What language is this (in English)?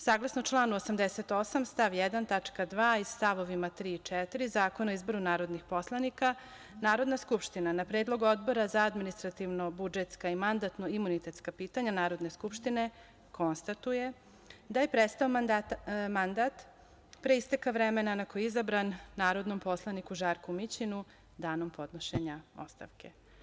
Serbian